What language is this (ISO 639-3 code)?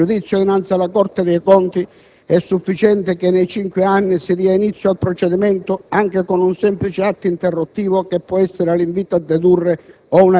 ita